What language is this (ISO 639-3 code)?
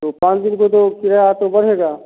hin